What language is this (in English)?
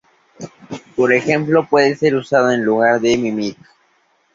Spanish